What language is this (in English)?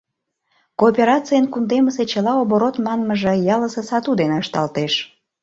Mari